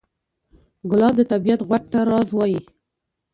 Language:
Pashto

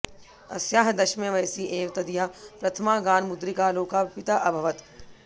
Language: Sanskrit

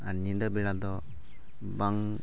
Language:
Santali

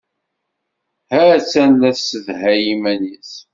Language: Kabyle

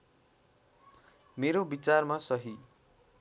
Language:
Nepali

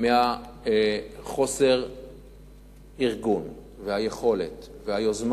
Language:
Hebrew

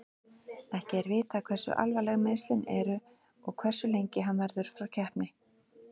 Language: Icelandic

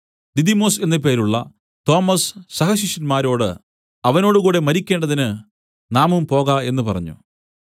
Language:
Malayalam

